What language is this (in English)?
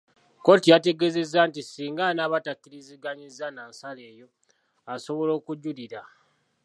Ganda